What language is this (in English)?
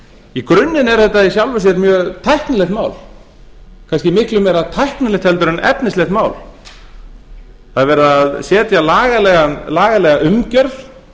Icelandic